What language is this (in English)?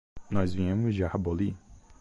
Portuguese